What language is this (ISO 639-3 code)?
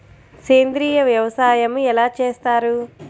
tel